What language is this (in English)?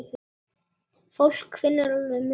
Icelandic